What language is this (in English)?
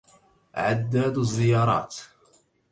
Arabic